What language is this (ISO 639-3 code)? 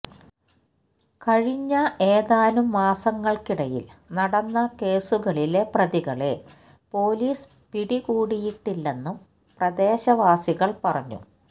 mal